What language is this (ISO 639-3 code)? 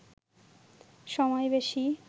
ben